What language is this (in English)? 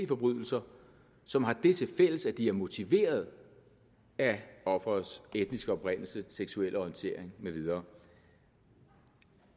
Danish